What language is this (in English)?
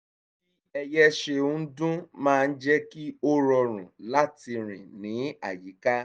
Yoruba